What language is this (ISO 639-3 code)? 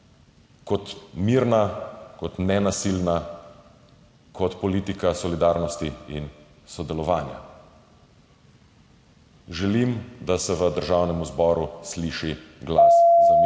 slv